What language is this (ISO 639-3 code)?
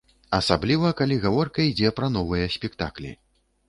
bel